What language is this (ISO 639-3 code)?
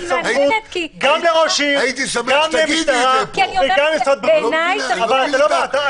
heb